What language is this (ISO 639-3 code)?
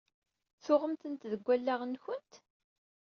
kab